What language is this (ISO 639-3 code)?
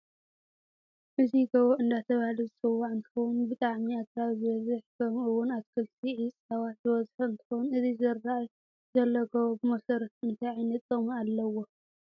tir